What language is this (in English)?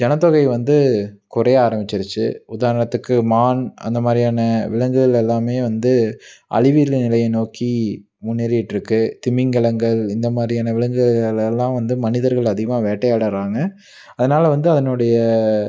Tamil